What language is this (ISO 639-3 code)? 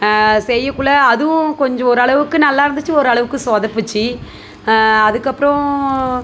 tam